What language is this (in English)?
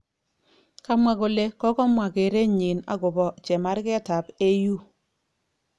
Kalenjin